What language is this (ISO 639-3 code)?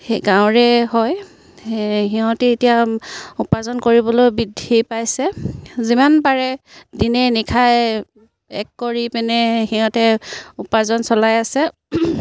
asm